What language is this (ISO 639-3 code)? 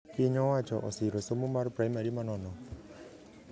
luo